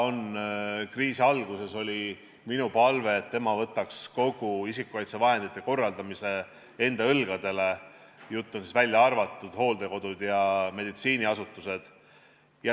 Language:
Estonian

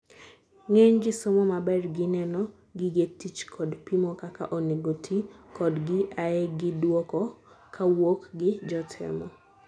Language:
Luo (Kenya and Tanzania)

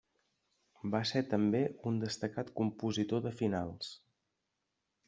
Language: Catalan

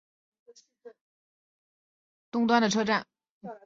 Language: Chinese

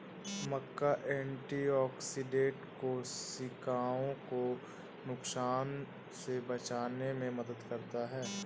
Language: Hindi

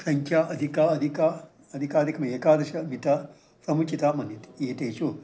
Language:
Sanskrit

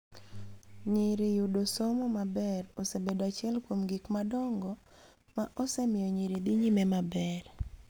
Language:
Luo (Kenya and Tanzania)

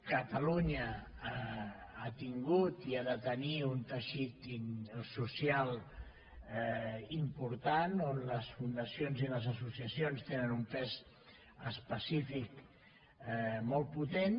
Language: Catalan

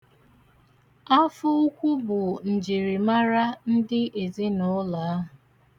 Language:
Igbo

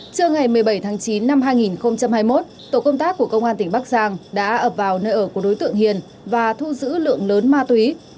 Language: Vietnamese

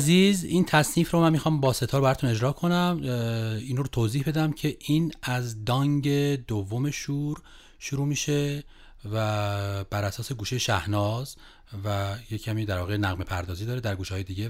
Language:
Persian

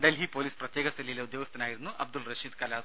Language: Malayalam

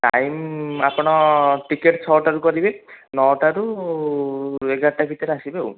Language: Odia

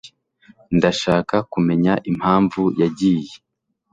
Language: Kinyarwanda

